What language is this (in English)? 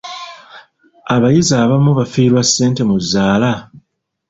Ganda